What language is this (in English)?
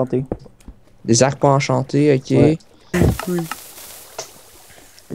French